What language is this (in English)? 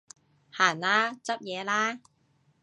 Cantonese